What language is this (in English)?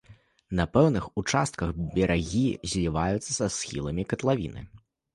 Belarusian